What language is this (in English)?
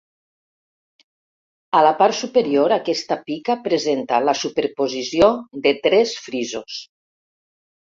Catalan